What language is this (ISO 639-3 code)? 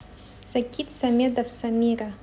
rus